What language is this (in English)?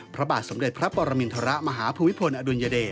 Thai